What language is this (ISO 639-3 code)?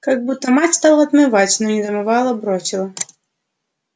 rus